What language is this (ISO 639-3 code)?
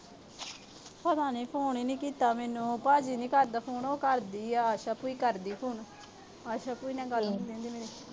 pan